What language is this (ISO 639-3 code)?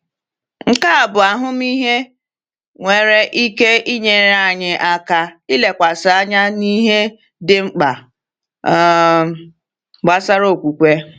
ibo